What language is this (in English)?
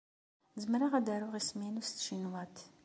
Kabyle